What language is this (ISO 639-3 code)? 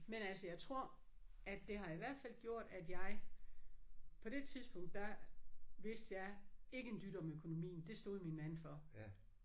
dan